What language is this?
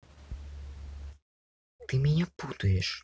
Russian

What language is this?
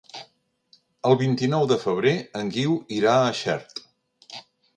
Catalan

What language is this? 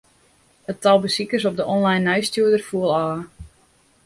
Western Frisian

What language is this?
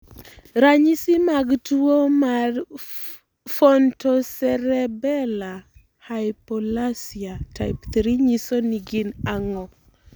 Luo (Kenya and Tanzania)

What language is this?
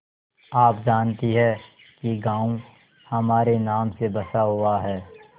Hindi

